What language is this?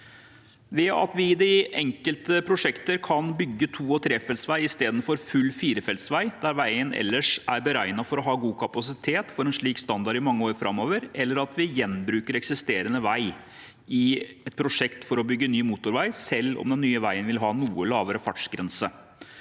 Norwegian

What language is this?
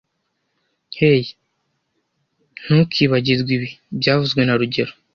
Kinyarwanda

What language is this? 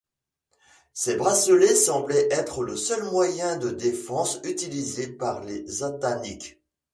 French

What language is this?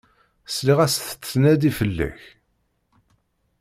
Kabyle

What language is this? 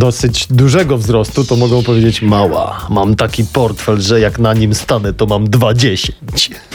Polish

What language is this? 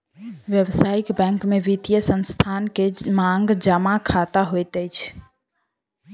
Maithili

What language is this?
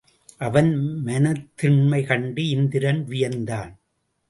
Tamil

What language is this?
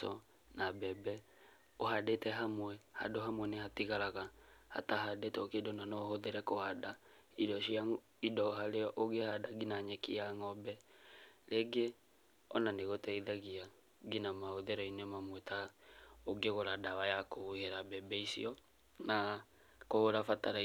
Kikuyu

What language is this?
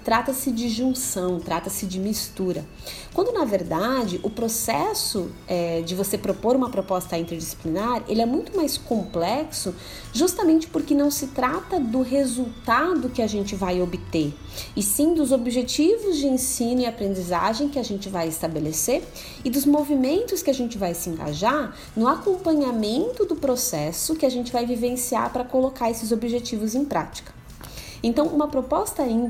Portuguese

